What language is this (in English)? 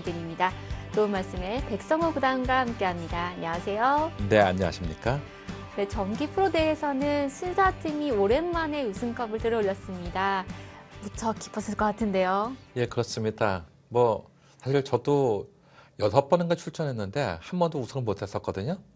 Korean